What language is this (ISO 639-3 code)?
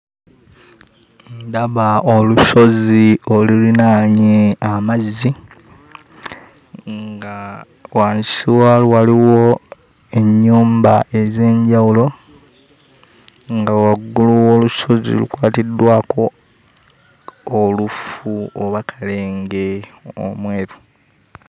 lug